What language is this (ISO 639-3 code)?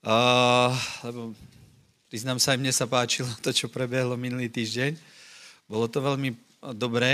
slk